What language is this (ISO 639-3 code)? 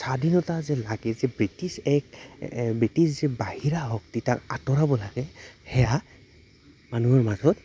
asm